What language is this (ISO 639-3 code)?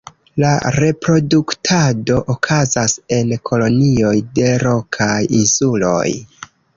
epo